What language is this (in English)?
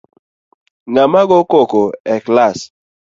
Luo (Kenya and Tanzania)